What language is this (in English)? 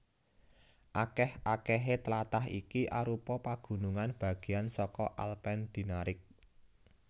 Javanese